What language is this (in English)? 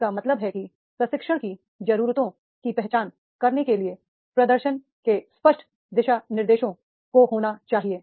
Hindi